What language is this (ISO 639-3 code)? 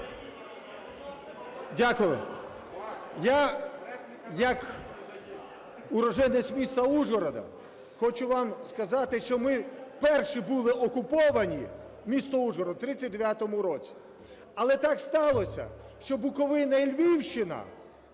ukr